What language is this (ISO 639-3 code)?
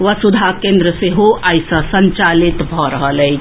mai